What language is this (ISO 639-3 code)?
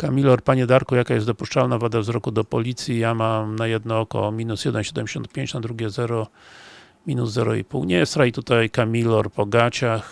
pol